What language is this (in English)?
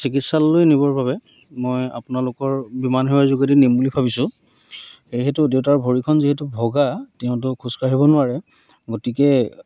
Assamese